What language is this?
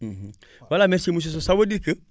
Wolof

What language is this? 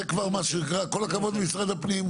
Hebrew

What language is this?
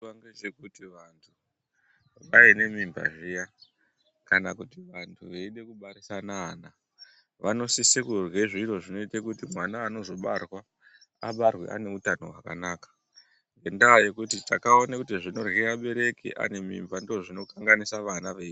Ndau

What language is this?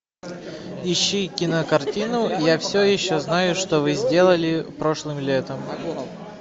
Russian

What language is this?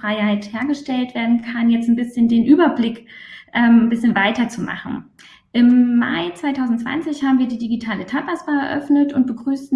German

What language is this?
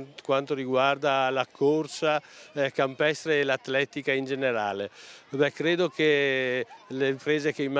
Italian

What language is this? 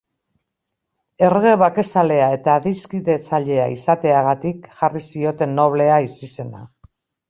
Basque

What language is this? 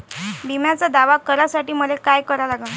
Marathi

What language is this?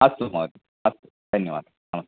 Sanskrit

